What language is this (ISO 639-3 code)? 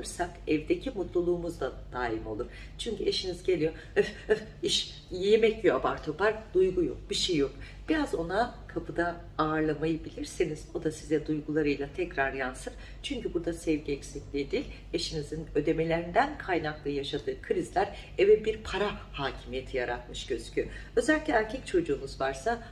tur